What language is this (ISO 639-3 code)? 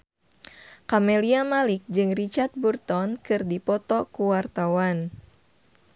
sun